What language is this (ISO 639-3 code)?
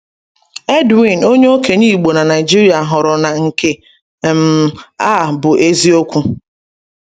ibo